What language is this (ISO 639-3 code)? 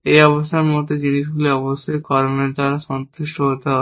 ben